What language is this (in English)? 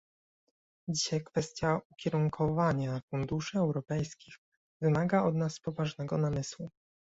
Polish